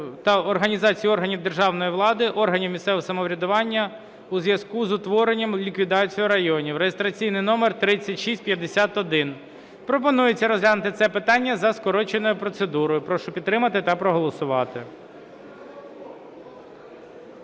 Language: Ukrainian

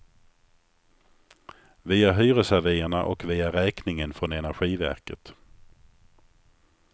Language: Swedish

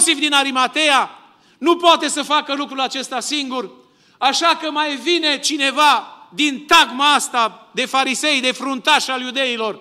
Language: Romanian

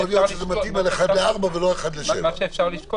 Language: Hebrew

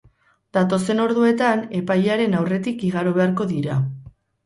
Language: Basque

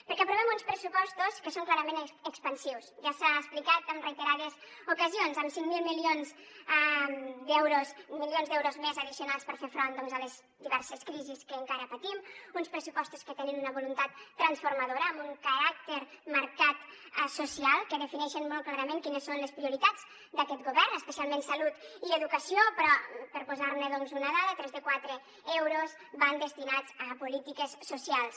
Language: Catalan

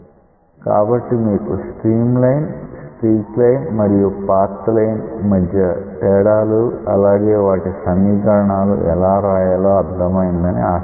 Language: Telugu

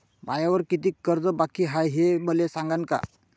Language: Marathi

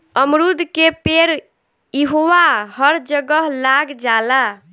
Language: Bhojpuri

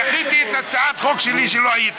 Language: Hebrew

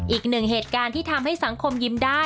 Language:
Thai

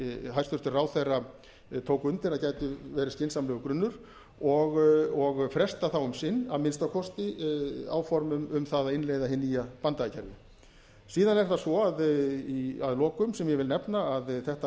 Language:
Icelandic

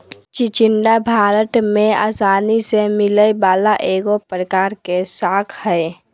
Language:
Magahi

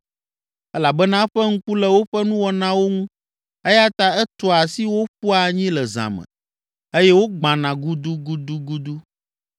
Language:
Ewe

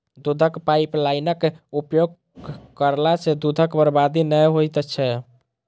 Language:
Maithili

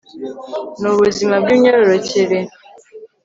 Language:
Kinyarwanda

